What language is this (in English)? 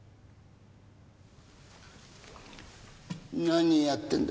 Japanese